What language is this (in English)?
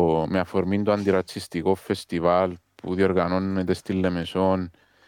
Greek